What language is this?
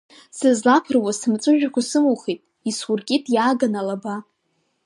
Abkhazian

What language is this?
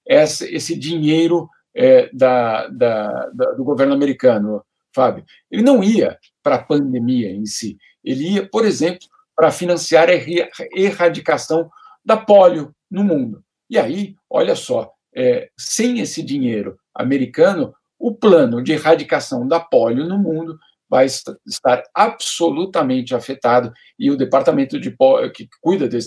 Portuguese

